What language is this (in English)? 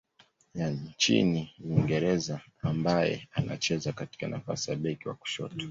Swahili